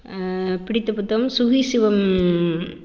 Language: Tamil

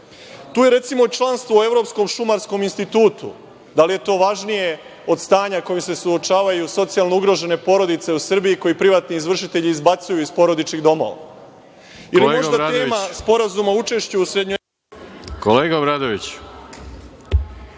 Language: Serbian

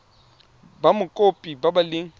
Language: Tswana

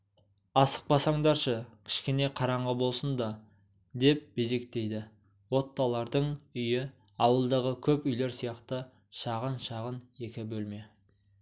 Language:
Kazakh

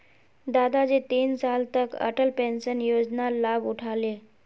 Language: Magahi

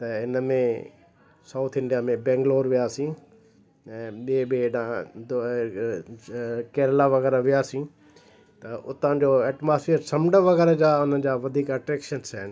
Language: Sindhi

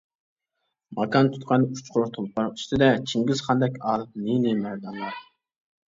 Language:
Uyghur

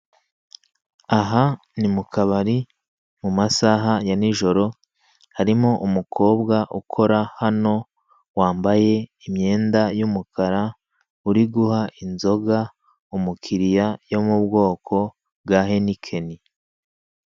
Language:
Kinyarwanda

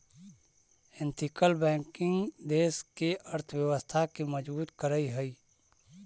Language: Magahi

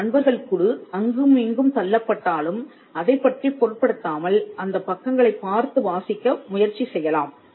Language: Tamil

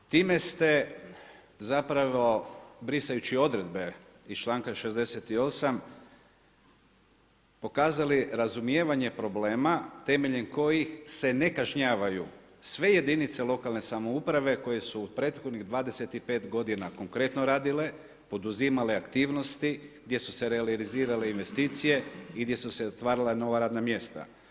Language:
Croatian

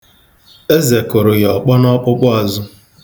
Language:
Igbo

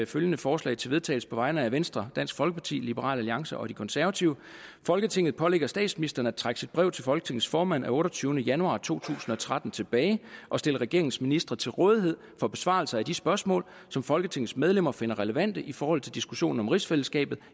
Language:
Danish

